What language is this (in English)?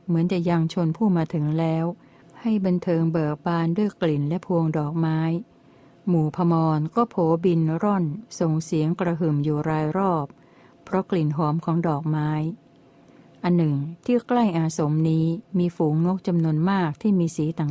Thai